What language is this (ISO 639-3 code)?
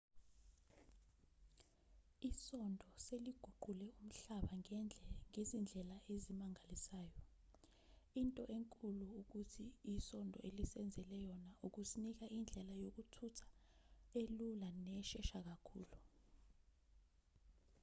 zul